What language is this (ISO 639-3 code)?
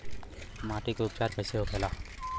bho